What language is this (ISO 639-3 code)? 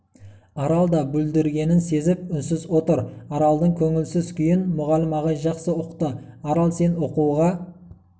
kaz